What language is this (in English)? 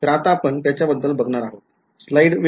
Marathi